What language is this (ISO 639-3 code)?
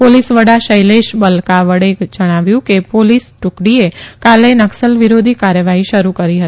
guj